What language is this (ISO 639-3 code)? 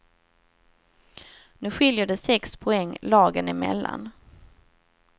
swe